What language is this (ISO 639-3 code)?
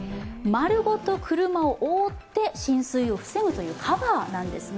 jpn